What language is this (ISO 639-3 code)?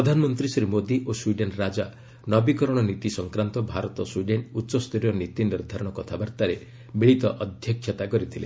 ori